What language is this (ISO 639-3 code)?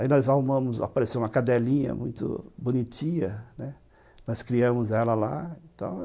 por